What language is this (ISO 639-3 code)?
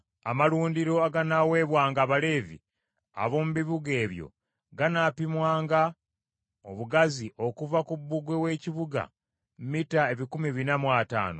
lug